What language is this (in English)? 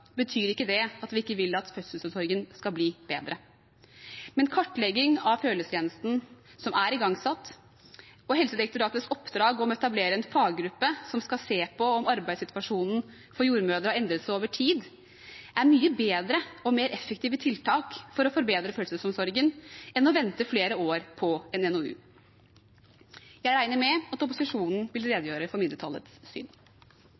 Norwegian Bokmål